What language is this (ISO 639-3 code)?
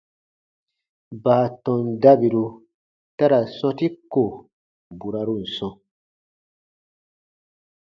bba